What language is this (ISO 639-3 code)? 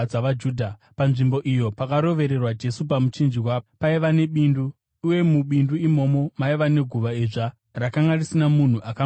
sna